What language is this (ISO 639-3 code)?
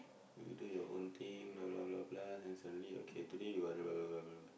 eng